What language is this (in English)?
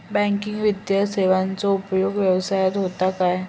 Marathi